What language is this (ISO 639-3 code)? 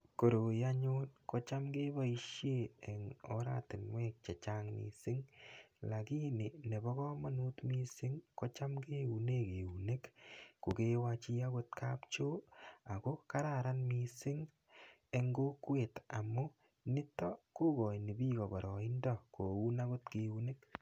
kln